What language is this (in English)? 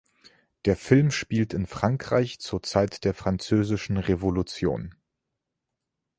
German